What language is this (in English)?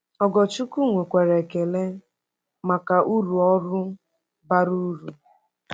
Igbo